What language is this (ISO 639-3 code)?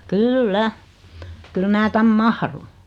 fin